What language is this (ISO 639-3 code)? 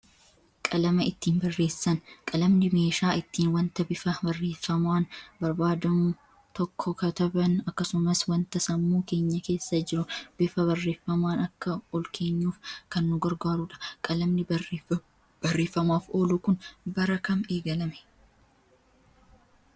orm